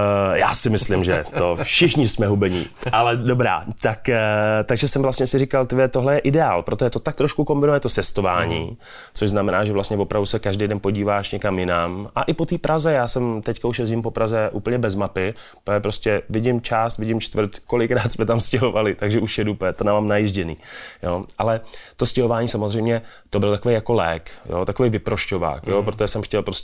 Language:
Czech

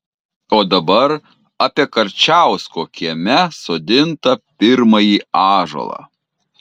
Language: Lithuanian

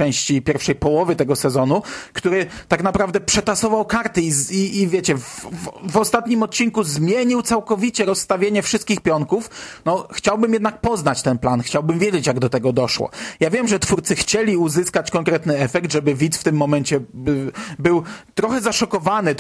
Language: Polish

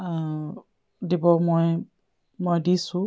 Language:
Assamese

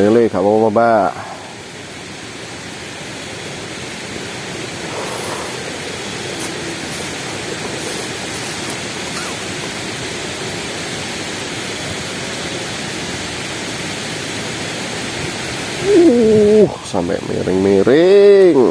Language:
Indonesian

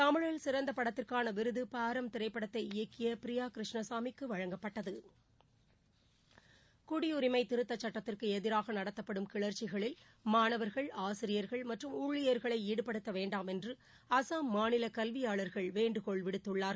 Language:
Tamil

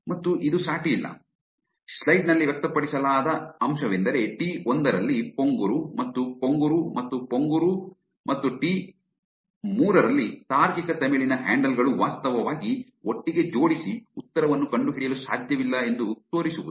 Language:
Kannada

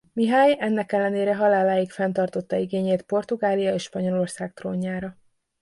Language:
Hungarian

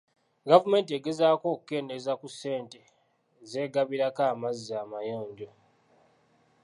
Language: Ganda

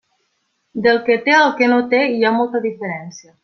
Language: Catalan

